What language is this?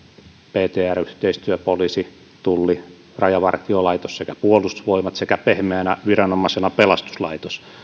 Finnish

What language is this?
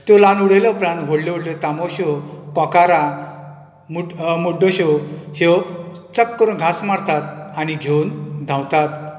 Konkani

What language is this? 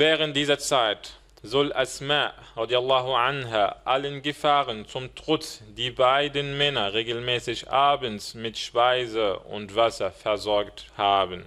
German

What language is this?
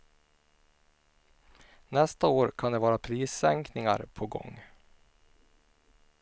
Swedish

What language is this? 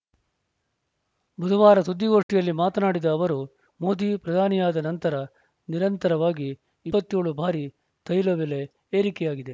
Kannada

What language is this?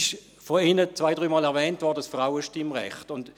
Swiss German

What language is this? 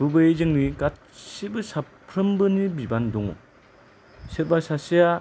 Bodo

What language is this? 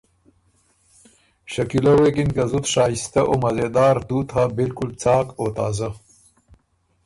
Ormuri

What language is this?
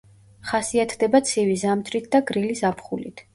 Georgian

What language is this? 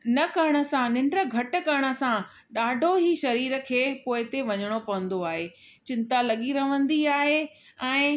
Sindhi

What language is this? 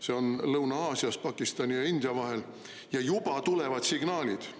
Estonian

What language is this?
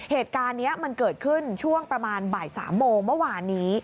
Thai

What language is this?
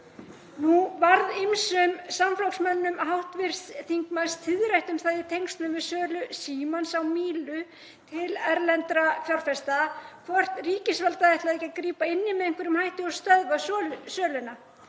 Icelandic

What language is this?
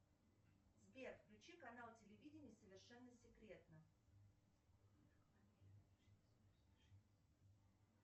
Russian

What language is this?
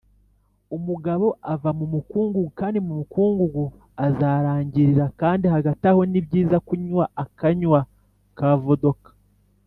Kinyarwanda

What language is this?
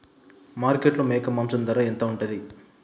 Telugu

